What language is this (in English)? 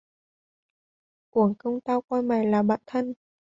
Vietnamese